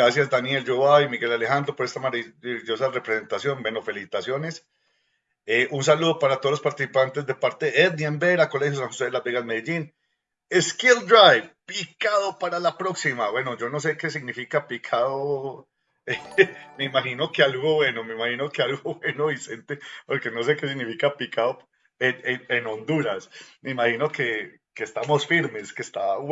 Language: Spanish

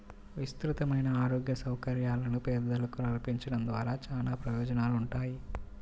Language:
Telugu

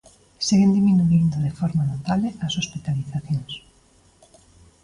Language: Galician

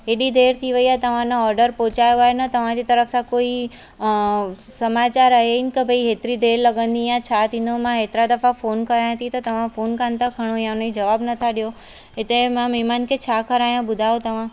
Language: Sindhi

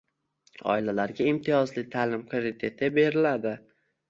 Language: Uzbek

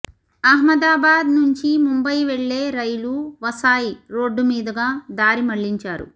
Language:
Telugu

